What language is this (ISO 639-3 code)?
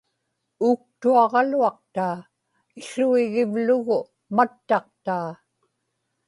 ipk